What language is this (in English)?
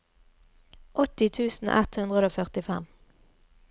Norwegian